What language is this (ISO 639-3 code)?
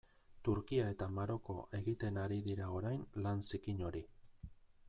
eus